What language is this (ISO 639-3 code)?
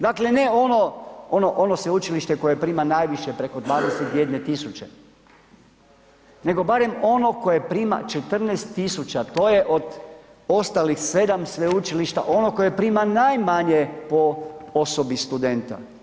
hrv